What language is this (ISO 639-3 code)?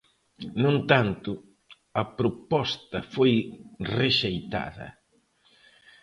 glg